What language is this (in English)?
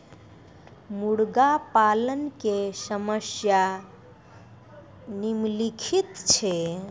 Maithili